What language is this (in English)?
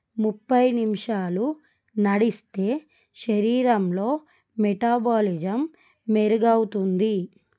Telugu